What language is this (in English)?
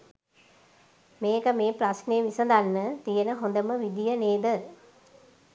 Sinhala